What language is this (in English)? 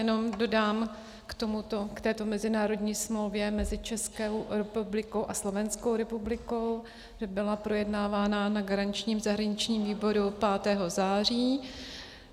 Czech